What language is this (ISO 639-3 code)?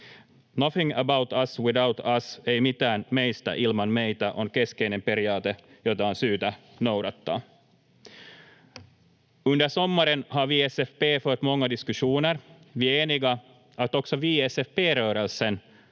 fin